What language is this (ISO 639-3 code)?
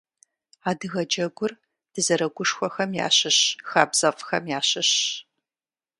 kbd